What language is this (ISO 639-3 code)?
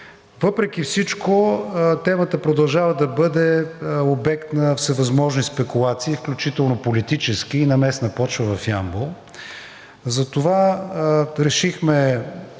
bul